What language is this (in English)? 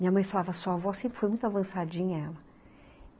Portuguese